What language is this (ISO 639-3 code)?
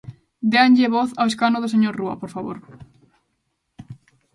glg